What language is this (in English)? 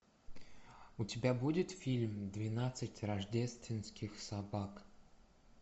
Russian